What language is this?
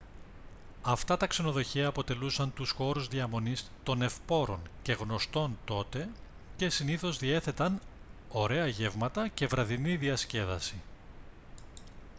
Greek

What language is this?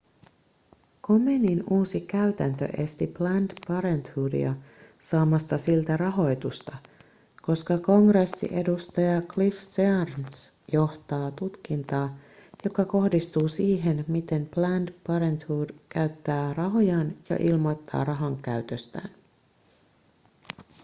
Finnish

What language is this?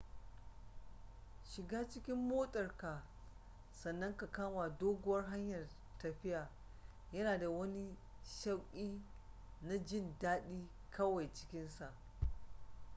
Hausa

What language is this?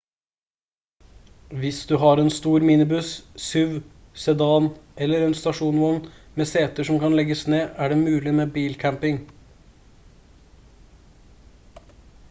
Norwegian Bokmål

